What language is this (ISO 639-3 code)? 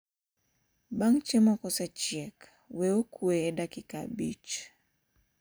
luo